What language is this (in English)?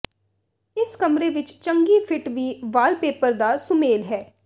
Punjabi